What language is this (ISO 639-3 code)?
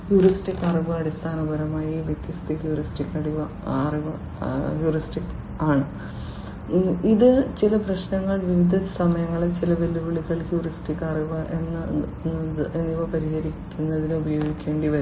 mal